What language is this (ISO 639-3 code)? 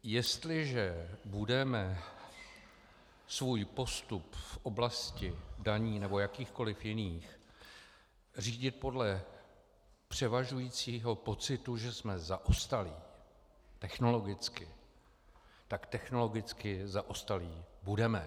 ces